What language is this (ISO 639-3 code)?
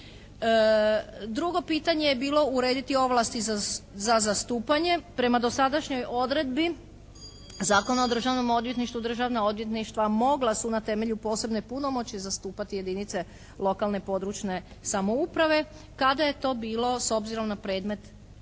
hrv